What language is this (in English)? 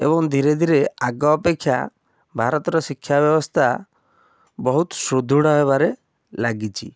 Odia